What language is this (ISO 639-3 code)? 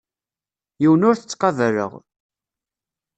kab